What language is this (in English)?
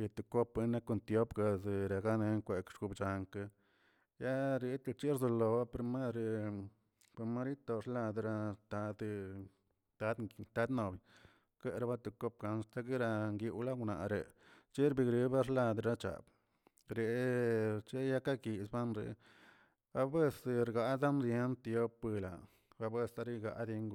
Tilquiapan Zapotec